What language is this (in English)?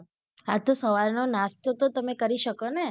Gujarati